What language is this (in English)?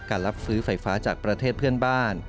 Thai